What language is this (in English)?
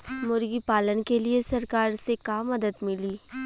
Bhojpuri